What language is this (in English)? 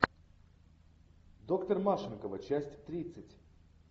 Russian